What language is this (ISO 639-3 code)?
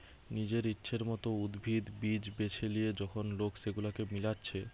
ben